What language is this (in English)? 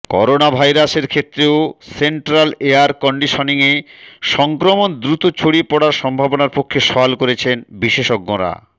Bangla